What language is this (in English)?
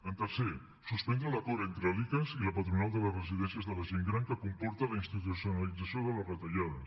Catalan